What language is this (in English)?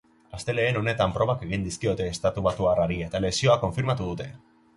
Basque